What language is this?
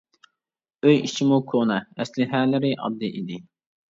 Uyghur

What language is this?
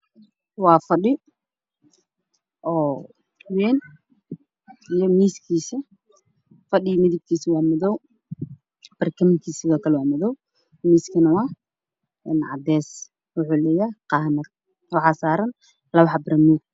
Somali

